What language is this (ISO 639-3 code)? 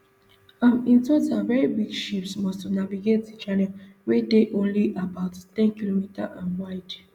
pcm